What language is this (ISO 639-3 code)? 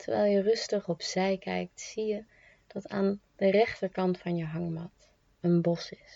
nld